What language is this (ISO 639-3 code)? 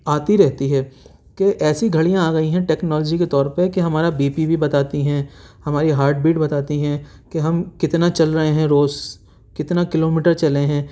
urd